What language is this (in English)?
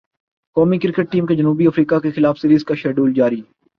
Urdu